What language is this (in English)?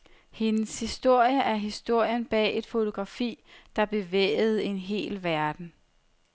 Danish